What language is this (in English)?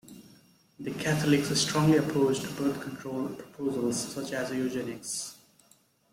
English